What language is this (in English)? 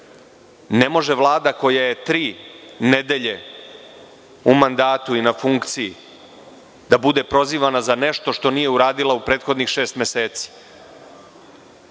Serbian